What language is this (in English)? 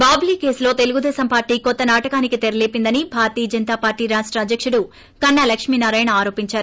Telugu